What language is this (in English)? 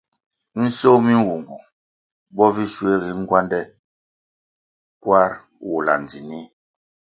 Kwasio